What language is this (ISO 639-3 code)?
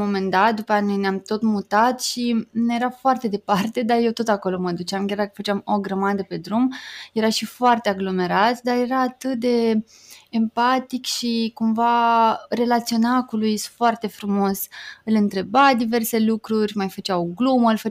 ron